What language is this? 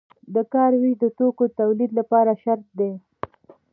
Pashto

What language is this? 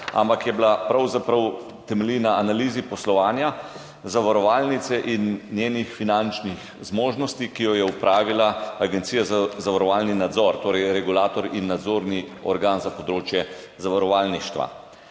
Slovenian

